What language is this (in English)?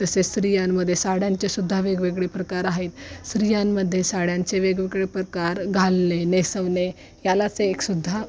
Marathi